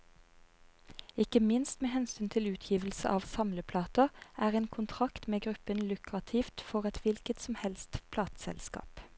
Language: Norwegian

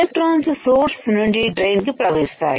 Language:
Telugu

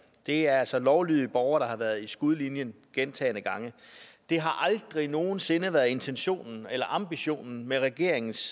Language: Danish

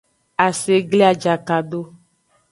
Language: Aja (Benin)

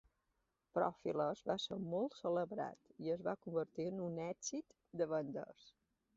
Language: Catalan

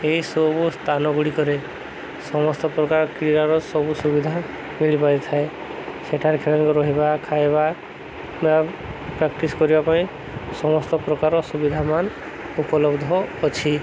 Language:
Odia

